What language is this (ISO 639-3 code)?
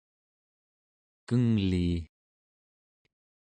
esu